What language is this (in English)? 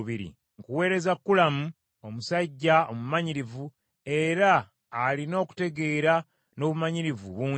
Ganda